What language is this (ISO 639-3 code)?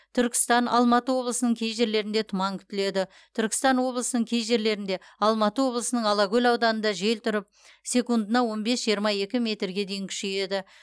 kaz